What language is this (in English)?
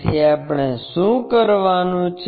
Gujarati